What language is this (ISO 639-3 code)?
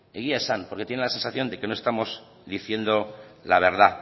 spa